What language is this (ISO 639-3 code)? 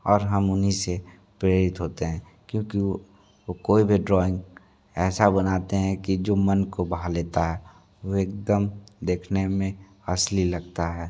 hin